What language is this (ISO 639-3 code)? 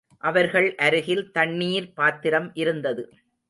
tam